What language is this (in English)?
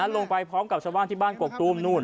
Thai